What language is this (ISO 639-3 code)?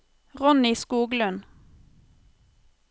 nor